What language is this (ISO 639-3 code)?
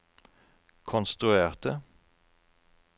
nor